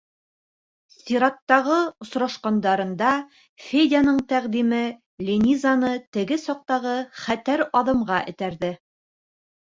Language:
Bashkir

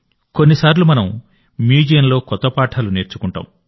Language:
Telugu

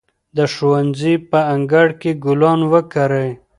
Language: Pashto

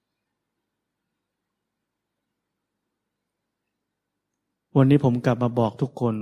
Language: Thai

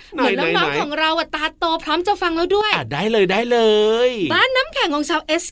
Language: Thai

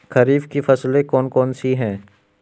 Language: Hindi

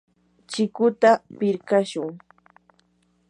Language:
Yanahuanca Pasco Quechua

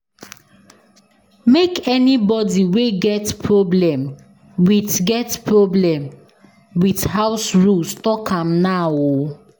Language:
Nigerian Pidgin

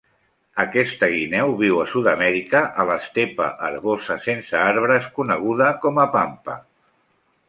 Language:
Catalan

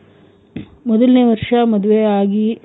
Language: Kannada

